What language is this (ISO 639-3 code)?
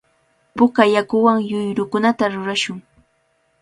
qvl